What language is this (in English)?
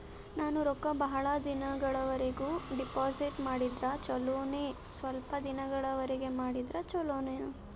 Kannada